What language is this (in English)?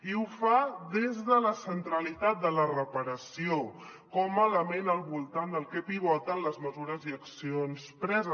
Catalan